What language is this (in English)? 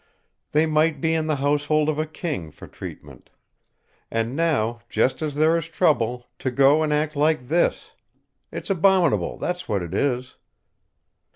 English